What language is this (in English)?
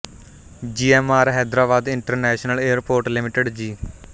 Punjabi